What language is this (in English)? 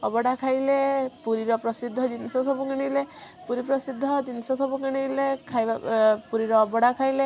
Odia